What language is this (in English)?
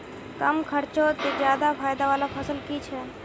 Magahi